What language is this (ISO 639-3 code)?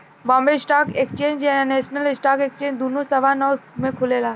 bho